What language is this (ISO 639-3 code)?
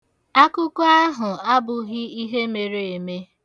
ibo